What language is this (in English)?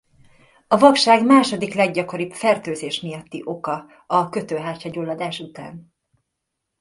Hungarian